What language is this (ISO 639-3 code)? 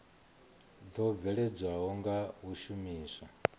ven